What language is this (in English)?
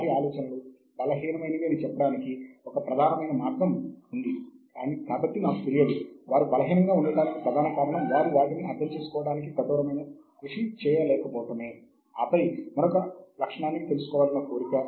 Telugu